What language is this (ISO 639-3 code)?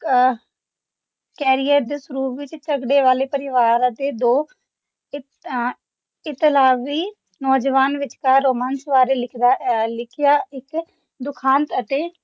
pan